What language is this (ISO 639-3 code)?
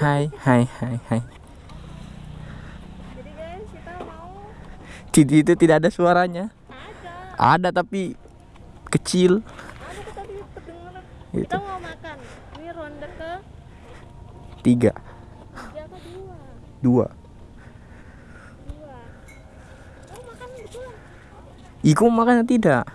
ind